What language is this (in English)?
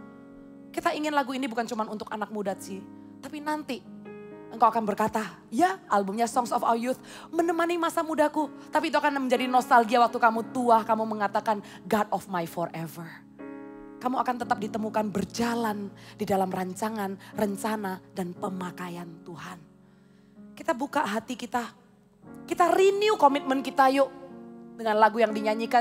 Indonesian